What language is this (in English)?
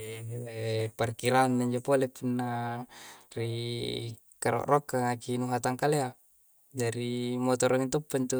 Coastal Konjo